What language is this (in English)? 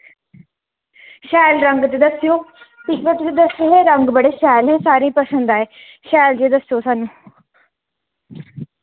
Dogri